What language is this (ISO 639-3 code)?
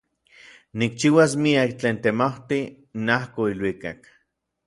nlv